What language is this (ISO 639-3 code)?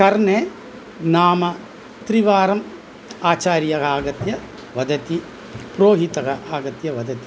san